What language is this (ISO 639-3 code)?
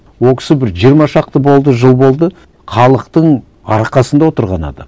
kaz